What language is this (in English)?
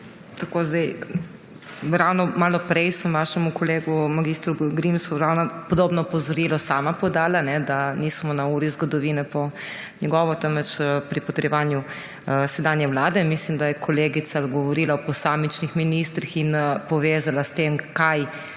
Slovenian